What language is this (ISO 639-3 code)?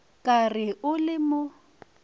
nso